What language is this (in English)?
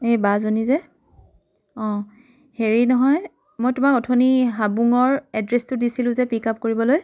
Assamese